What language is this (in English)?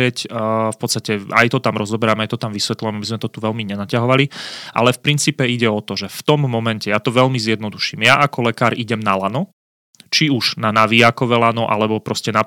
Slovak